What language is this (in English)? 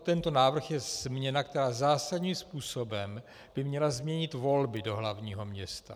Czech